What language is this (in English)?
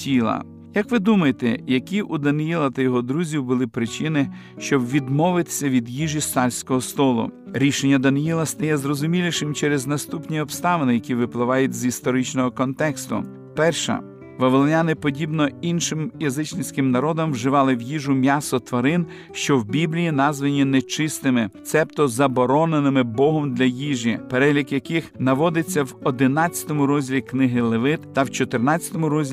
Ukrainian